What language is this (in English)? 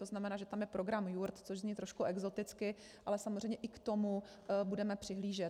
Czech